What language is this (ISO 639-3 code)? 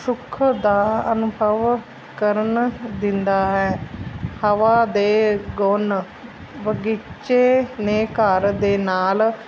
pan